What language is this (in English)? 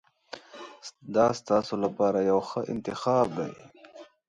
Pashto